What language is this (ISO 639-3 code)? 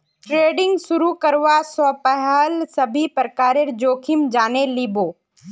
mag